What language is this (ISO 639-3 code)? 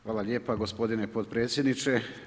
hrv